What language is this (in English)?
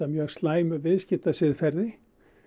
Icelandic